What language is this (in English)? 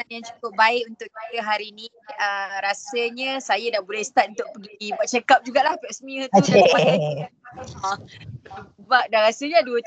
Malay